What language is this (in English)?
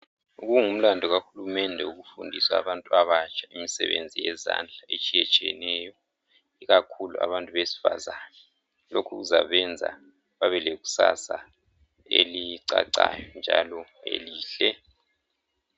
North Ndebele